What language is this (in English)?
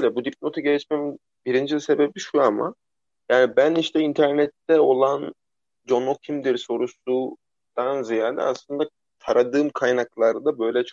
Turkish